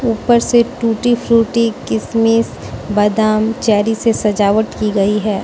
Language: Hindi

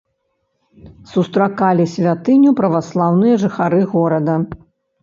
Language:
Belarusian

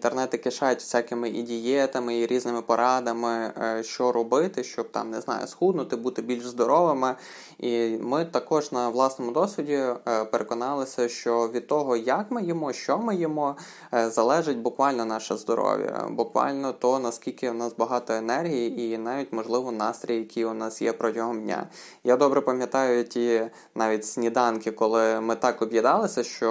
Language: Ukrainian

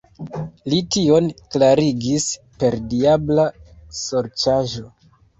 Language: Esperanto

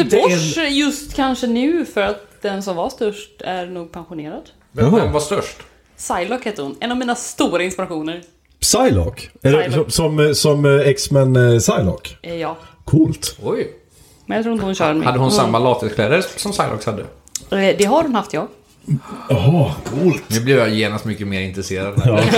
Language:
Swedish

